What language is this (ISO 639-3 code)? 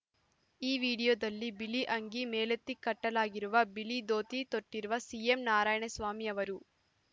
kan